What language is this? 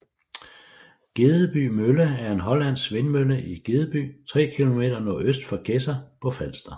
Danish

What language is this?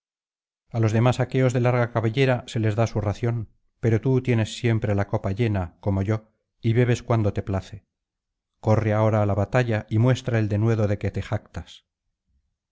Spanish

